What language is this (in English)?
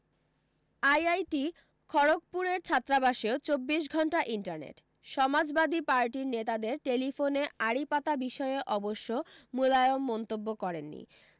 Bangla